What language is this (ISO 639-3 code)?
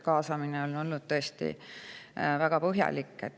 est